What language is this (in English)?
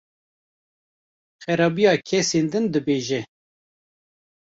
Kurdish